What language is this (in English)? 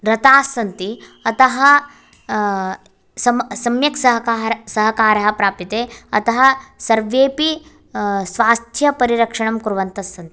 Sanskrit